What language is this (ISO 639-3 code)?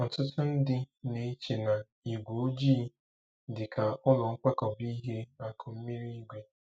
ibo